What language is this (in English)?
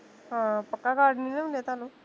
Punjabi